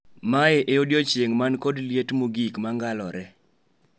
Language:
Luo (Kenya and Tanzania)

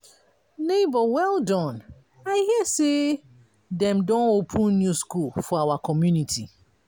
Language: Nigerian Pidgin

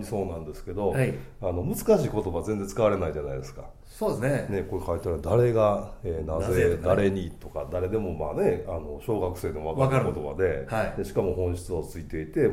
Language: Japanese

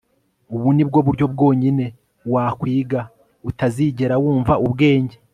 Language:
Kinyarwanda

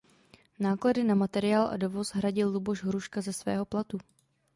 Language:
Czech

